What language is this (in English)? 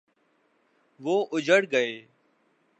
Urdu